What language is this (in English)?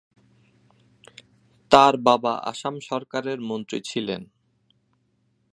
Bangla